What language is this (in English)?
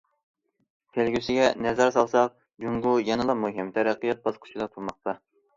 Uyghur